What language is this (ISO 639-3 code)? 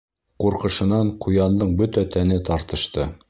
bak